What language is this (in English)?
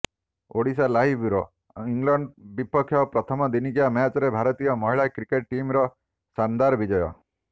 Odia